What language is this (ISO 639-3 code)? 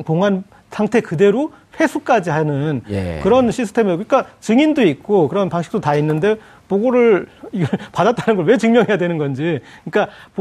kor